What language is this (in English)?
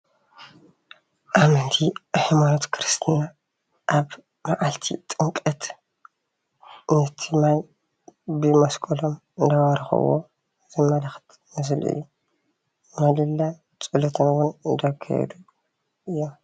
Tigrinya